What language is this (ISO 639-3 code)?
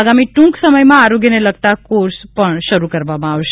guj